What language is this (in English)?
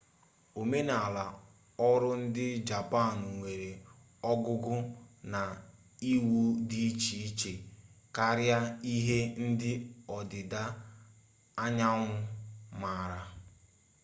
Igbo